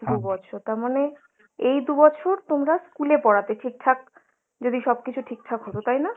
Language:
Bangla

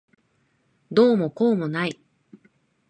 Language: Japanese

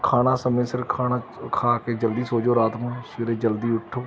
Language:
Punjabi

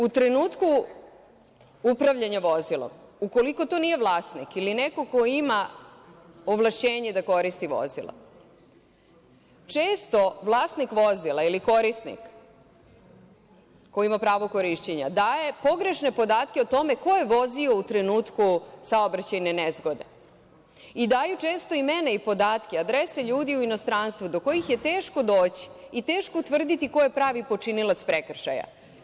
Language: Serbian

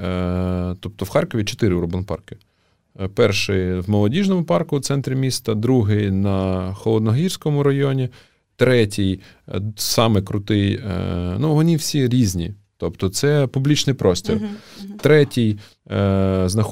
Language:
Ukrainian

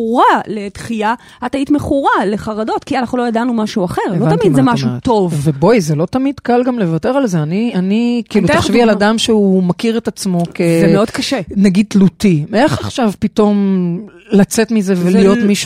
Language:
Hebrew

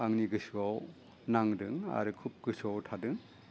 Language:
Bodo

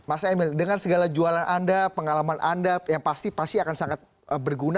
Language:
Indonesian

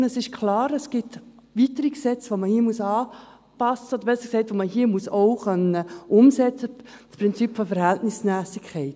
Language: Swiss German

